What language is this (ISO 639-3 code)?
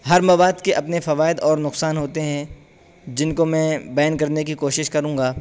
urd